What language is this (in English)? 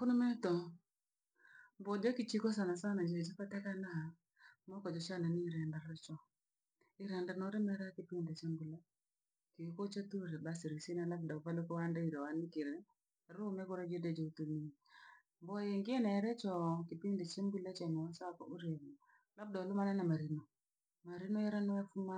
Langi